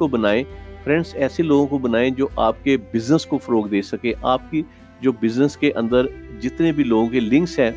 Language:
Urdu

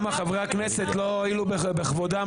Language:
Hebrew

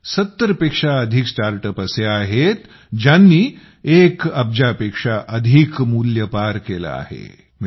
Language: Marathi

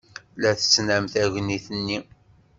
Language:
Kabyle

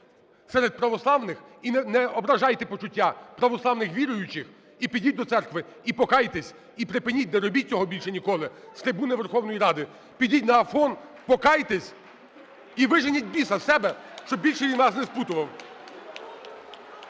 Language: Ukrainian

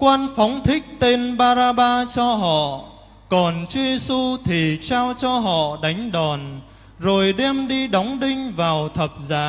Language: Vietnamese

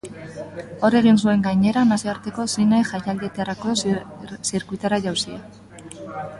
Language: Basque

